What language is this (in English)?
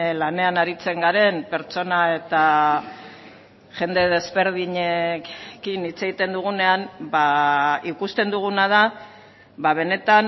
Basque